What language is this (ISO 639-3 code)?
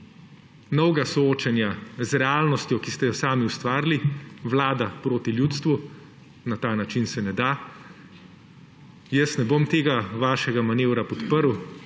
slv